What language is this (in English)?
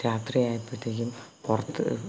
Malayalam